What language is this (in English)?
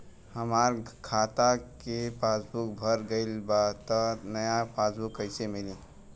Bhojpuri